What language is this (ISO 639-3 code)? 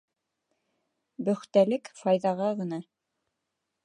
bak